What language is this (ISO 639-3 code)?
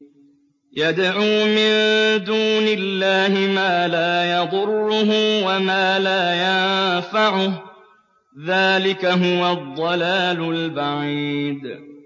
ara